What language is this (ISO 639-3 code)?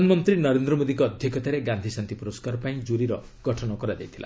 ori